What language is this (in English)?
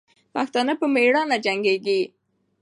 Pashto